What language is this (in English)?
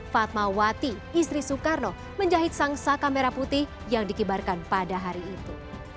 Indonesian